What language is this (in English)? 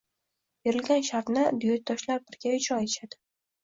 Uzbek